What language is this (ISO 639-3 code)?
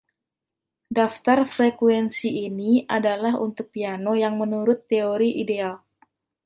ind